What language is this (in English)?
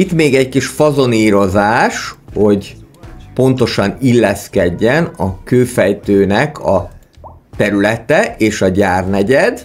Hungarian